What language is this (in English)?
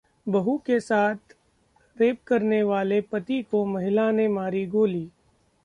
Hindi